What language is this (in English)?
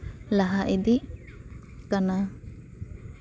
Santali